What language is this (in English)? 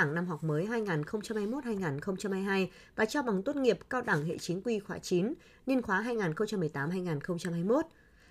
Vietnamese